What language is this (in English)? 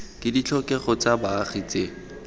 Tswana